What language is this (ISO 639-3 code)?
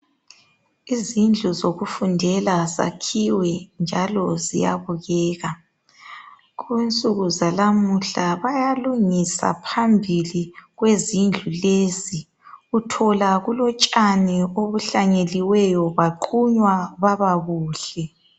nde